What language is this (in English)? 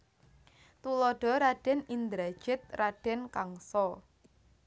Javanese